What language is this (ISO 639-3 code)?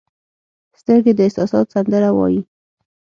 pus